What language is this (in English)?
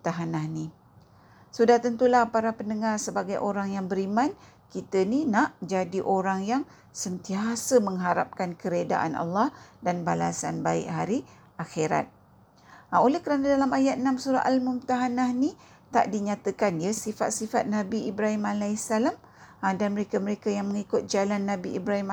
Malay